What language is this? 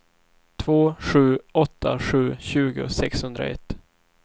Swedish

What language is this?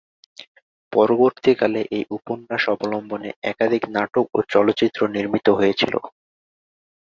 Bangla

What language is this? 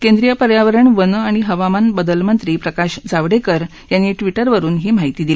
Marathi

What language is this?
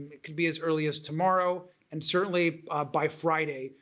English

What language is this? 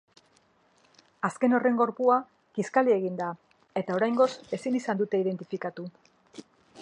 Basque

